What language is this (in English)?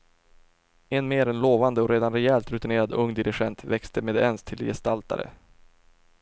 Swedish